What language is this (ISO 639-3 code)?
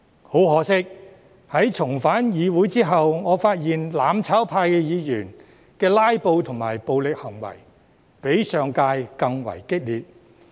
yue